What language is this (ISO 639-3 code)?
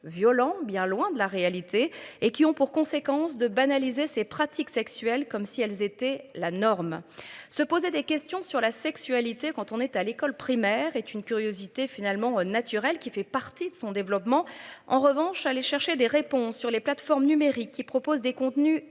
fra